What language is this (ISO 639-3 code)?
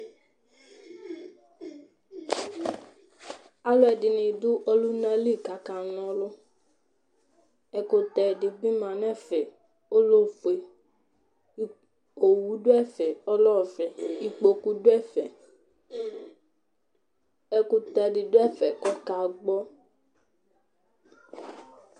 kpo